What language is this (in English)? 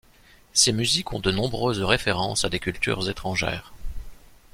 French